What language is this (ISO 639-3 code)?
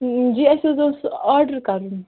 kas